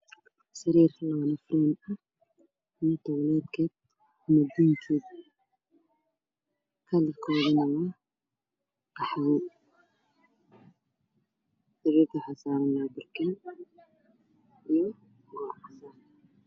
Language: Somali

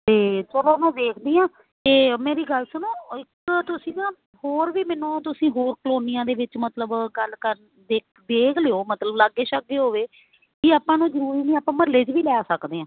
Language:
Punjabi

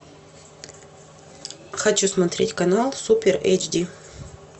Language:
Russian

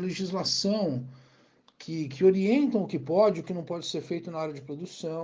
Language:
Portuguese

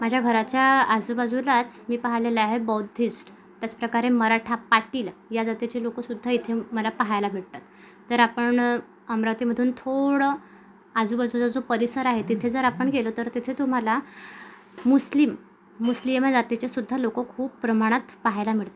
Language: Marathi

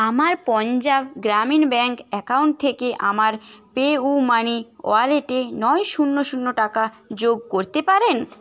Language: Bangla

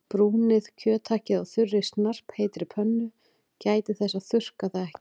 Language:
Icelandic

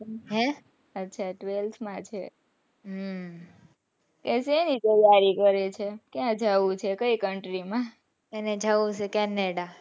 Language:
Gujarati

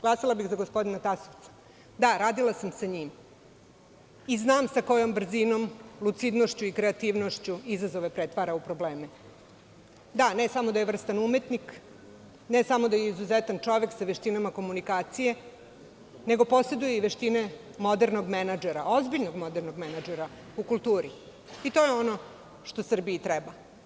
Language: Serbian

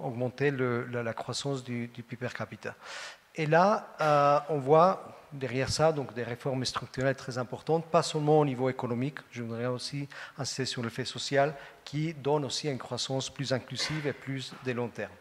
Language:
French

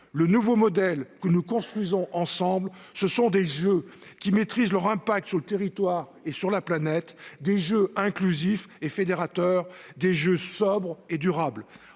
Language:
French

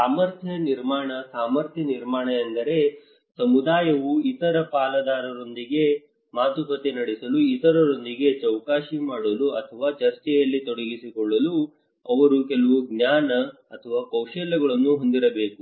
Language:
Kannada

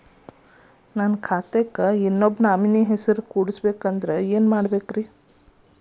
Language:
Kannada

